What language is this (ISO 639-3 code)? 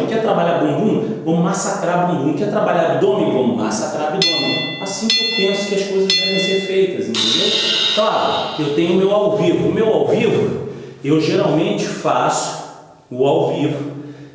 por